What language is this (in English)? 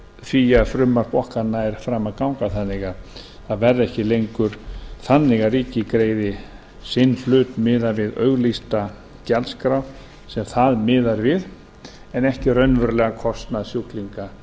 Icelandic